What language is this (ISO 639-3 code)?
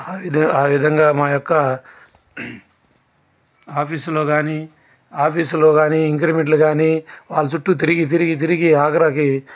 tel